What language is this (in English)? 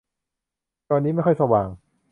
Thai